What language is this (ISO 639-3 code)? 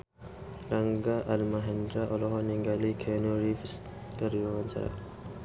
sun